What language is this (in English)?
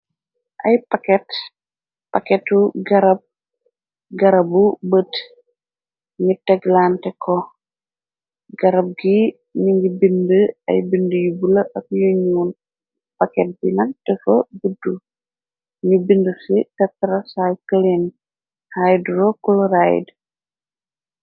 Wolof